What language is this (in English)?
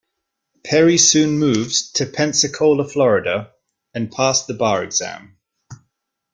English